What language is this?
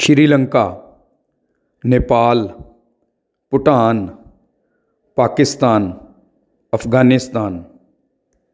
Punjabi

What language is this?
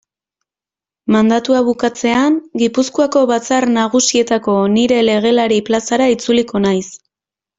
Basque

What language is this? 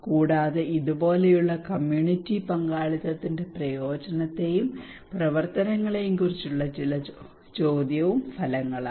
Malayalam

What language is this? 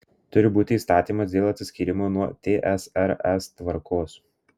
Lithuanian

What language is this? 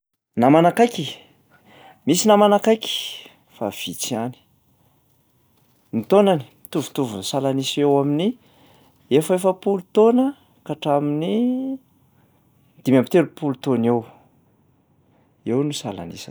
Malagasy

